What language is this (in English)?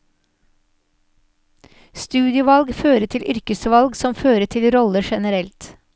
Norwegian